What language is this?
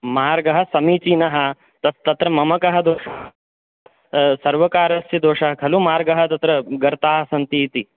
Sanskrit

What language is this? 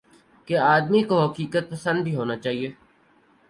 Urdu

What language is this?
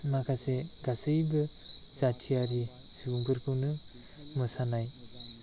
Bodo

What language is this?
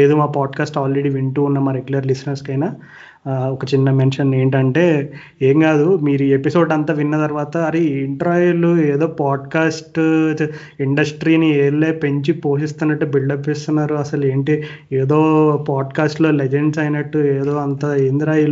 Telugu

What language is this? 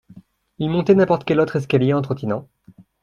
French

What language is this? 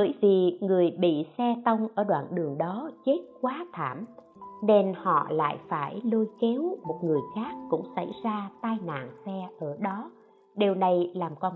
Vietnamese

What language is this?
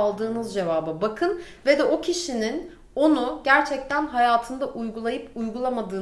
Turkish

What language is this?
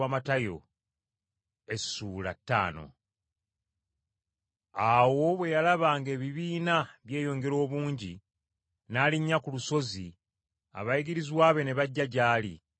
Ganda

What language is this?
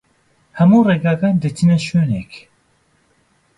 Central Kurdish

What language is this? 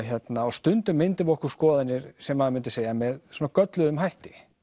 Icelandic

